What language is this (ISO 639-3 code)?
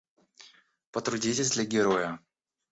rus